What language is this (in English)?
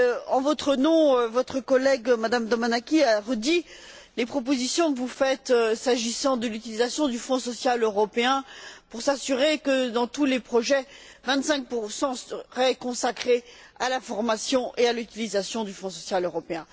French